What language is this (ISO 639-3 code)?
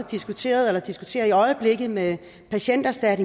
dan